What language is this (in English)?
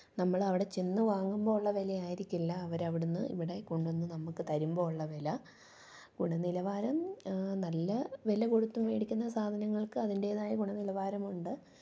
Malayalam